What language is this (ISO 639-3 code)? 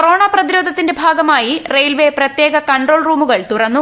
mal